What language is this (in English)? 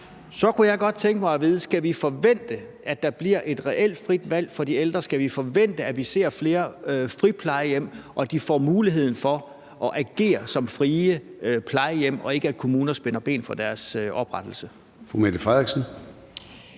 Danish